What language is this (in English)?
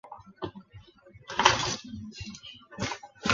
Chinese